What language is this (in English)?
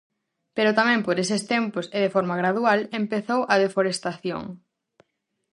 Galician